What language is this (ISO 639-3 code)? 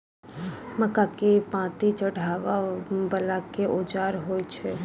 mai